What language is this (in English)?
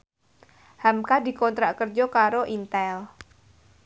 Javanese